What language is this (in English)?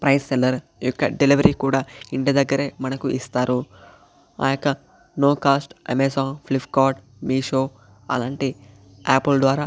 Telugu